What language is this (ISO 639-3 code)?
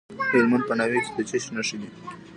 pus